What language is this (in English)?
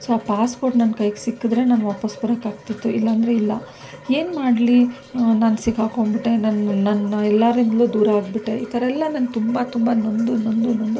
Kannada